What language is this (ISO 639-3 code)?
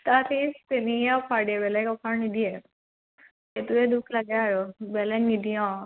asm